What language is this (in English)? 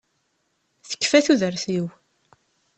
Kabyle